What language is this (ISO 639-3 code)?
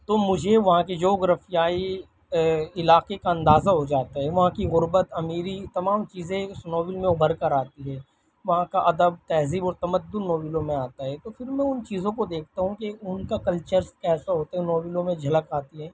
urd